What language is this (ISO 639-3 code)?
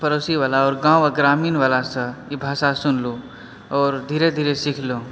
mai